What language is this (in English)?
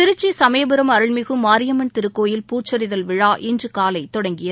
Tamil